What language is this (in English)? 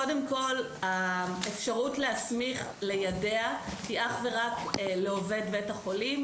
Hebrew